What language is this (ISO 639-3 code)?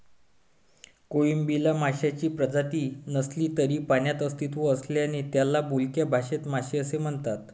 mar